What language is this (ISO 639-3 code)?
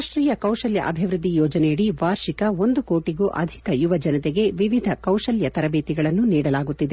kan